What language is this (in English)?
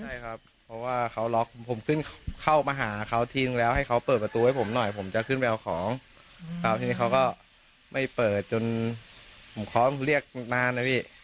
Thai